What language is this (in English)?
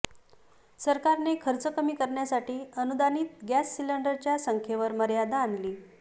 Marathi